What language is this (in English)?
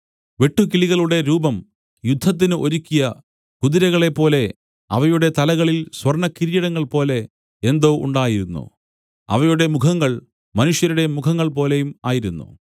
Malayalam